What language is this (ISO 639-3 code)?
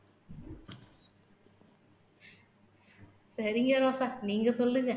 tam